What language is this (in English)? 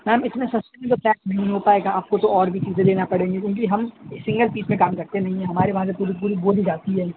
Urdu